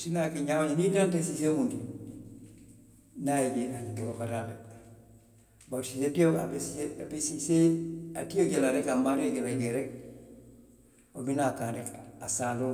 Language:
Western Maninkakan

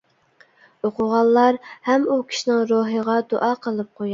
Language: Uyghur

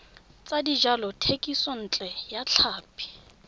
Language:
Tswana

